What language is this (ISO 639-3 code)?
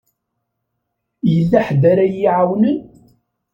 kab